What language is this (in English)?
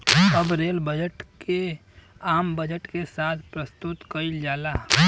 Bhojpuri